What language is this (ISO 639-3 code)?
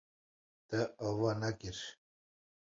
kur